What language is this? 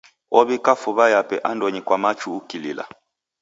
Taita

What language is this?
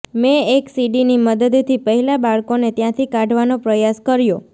Gujarati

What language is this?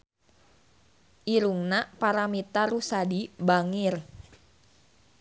Sundanese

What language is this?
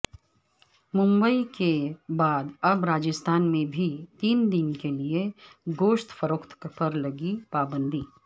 Urdu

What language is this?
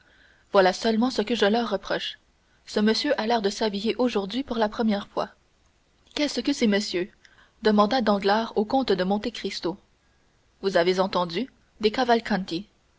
French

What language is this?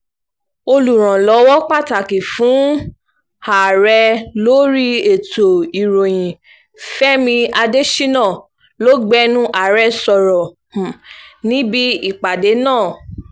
Yoruba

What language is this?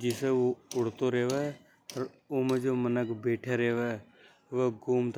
Hadothi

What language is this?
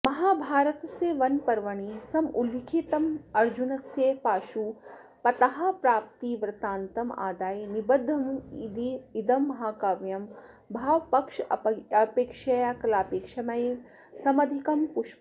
Sanskrit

